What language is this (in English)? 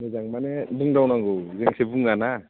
Bodo